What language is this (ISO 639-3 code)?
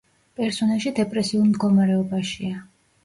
kat